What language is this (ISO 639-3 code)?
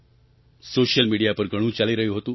guj